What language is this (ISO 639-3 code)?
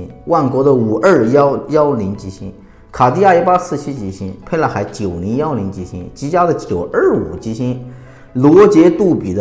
zho